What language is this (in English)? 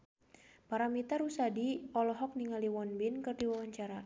Sundanese